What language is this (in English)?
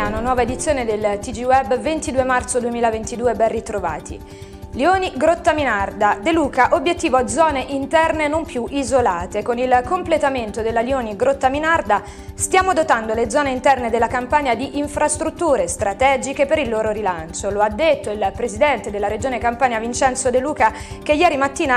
Italian